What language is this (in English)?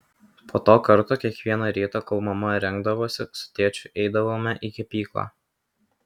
Lithuanian